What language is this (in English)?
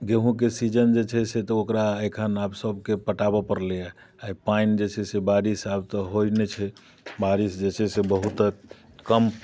Maithili